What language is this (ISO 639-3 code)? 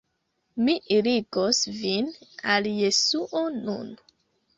epo